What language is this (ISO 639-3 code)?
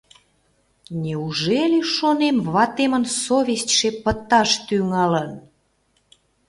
chm